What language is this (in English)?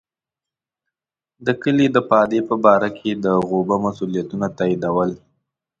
Pashto